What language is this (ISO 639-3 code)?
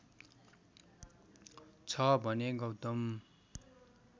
nep